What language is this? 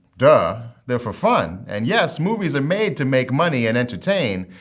English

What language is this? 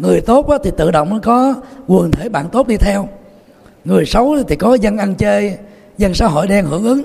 Vietnamese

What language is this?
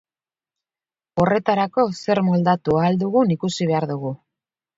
Basque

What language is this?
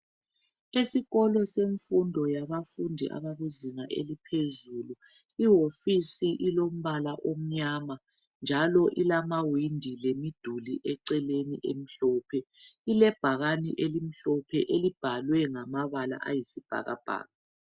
North Ndebele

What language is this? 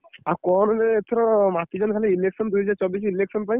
Odia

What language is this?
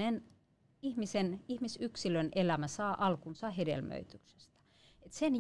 Finnish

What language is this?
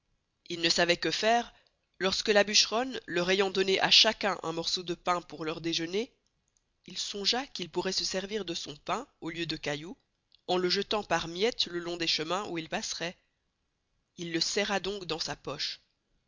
French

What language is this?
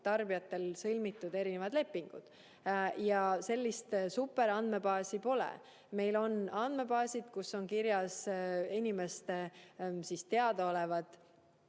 Estonian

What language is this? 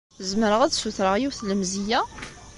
Kabyle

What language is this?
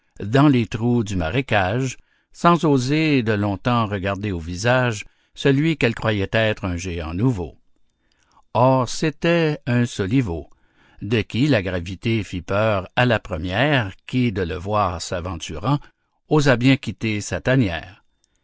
French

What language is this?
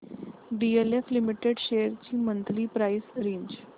Marathi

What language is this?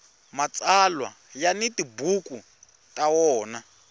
Tsonga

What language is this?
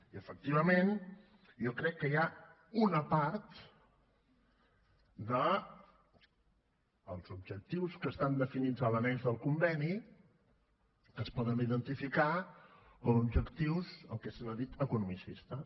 Catalan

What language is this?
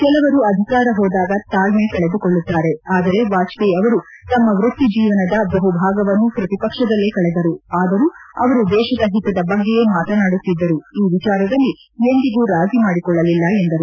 Kannada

